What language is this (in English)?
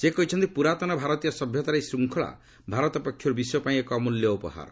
Odia